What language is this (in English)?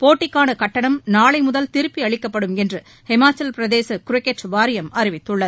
Tamil